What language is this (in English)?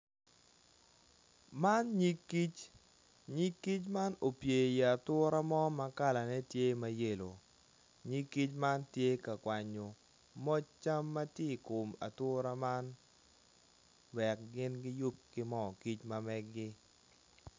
Acoli